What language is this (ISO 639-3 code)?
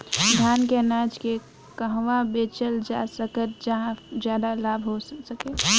bho